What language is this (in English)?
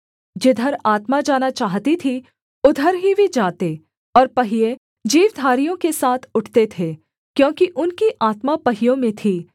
Hindi